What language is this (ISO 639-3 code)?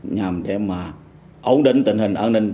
vie